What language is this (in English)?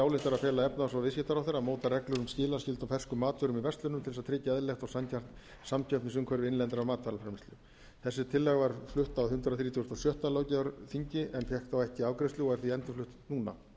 Icelandic